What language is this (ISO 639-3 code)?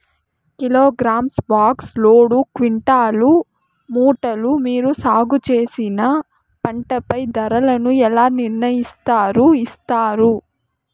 tel